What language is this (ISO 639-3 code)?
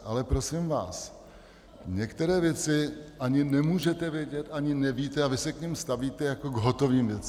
ces